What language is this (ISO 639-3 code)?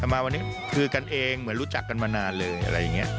tha